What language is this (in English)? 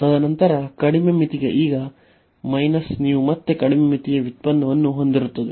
Kannada